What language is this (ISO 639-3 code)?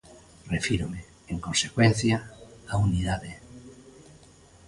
glg